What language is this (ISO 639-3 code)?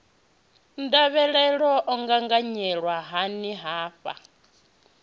ven